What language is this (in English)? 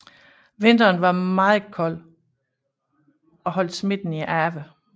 Danish